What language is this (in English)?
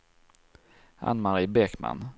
Swedish